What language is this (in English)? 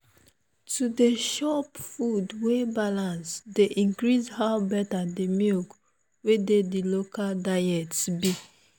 Nigerian Pidgin